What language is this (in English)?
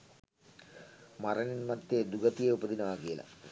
Sinhala